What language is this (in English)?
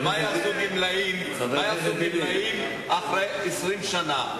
Hebrew